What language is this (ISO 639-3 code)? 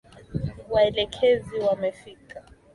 swa